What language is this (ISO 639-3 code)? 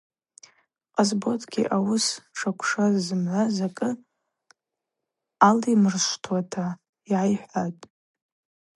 abq